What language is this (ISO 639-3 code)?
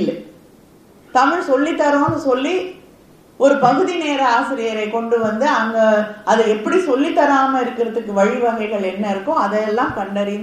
tam